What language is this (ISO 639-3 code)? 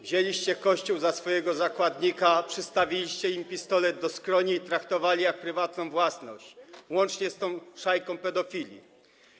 pol